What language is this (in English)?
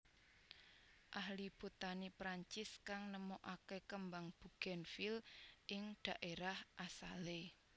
Javanese